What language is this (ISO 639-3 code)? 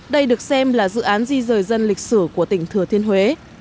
vie